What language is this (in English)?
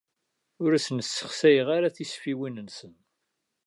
Kabyle